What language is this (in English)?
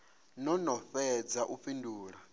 Venda